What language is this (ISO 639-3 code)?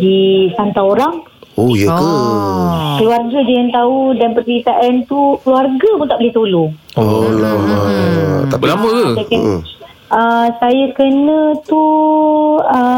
msa